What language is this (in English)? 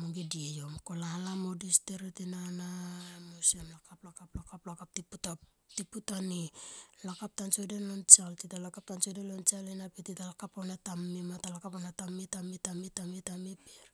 Tomoip